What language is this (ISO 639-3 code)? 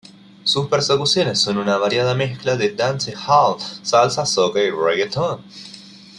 spa